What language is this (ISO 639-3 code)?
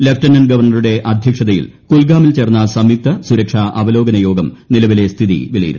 mal